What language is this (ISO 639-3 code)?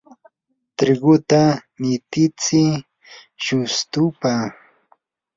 qur